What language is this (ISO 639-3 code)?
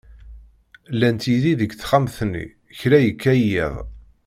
kab